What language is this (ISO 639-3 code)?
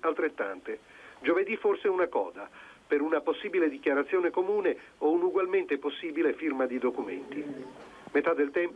ita